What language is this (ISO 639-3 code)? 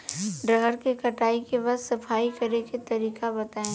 bho